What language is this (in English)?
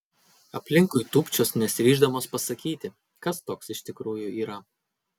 Lithuanian